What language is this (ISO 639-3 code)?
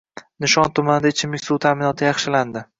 uzb